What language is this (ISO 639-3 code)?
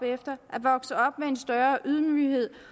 dan